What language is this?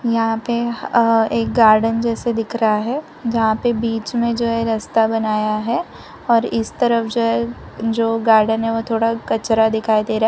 Hindi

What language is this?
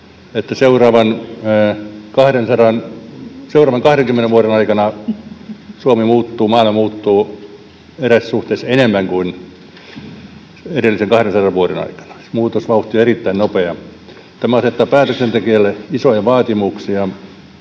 Finnish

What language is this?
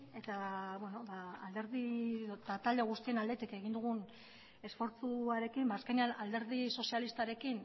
Basque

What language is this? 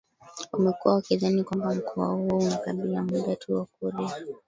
Swahili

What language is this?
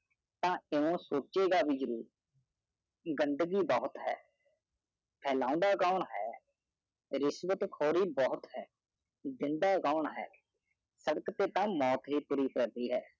Punjabi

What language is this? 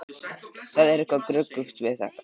Icelandic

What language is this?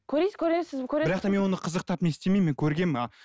Kazakh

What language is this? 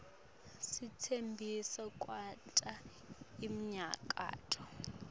Swati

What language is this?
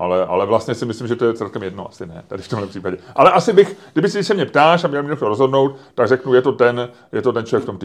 Czech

